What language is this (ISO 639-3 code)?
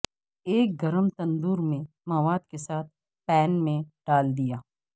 urd